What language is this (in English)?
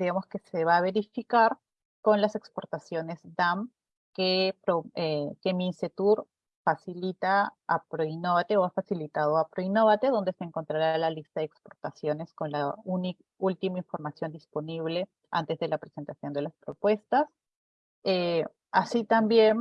Spanish